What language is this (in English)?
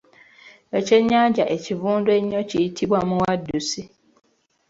Ganda